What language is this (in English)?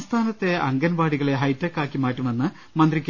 Malayalam